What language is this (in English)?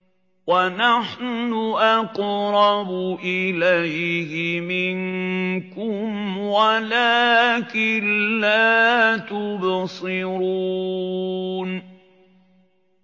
Arabic